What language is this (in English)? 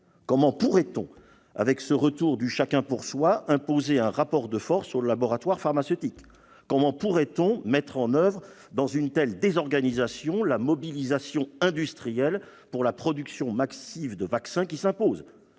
French